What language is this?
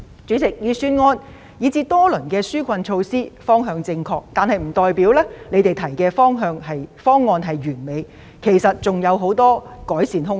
Cantonese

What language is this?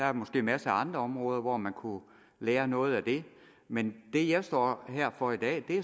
Danish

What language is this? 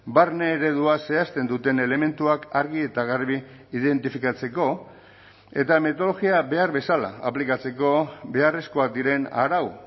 Basque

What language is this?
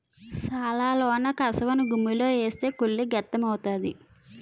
Telugu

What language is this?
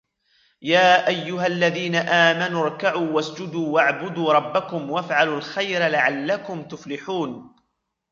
Arabic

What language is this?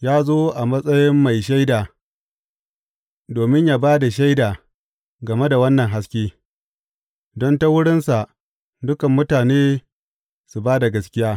Hausa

